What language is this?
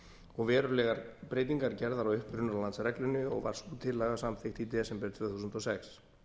Icelandic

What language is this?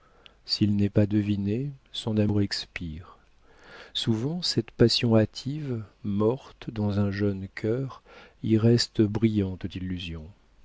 French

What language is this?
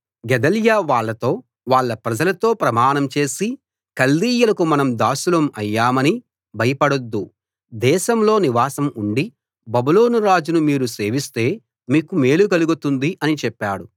Telugu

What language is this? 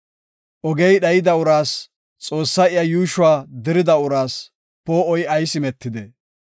Gofa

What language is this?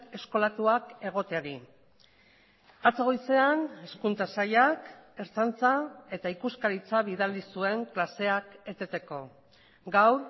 Basque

